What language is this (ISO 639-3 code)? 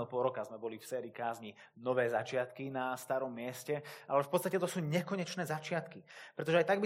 slk